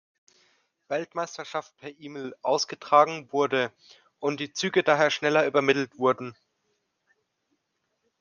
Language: German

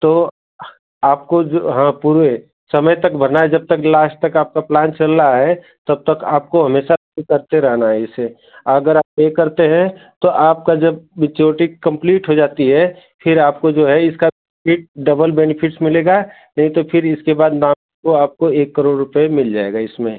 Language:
Hindi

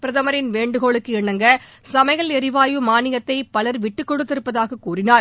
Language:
Tamil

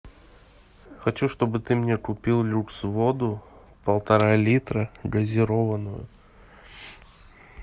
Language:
Russian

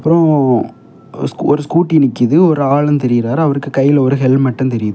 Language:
Tamil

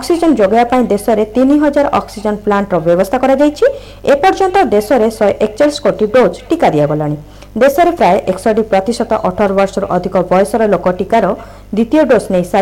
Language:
Hindi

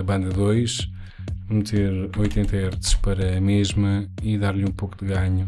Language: Portuguese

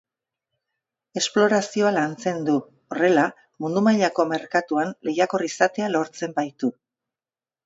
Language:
Basque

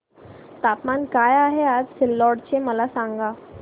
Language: Marathi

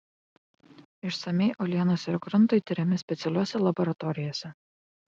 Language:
Lithuanian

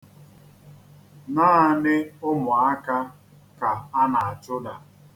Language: Igbo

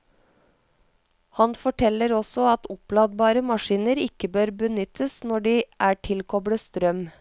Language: Norwegian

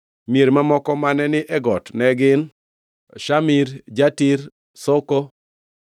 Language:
Luo (Kenya and Tanzania)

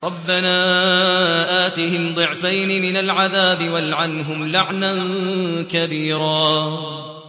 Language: Arabic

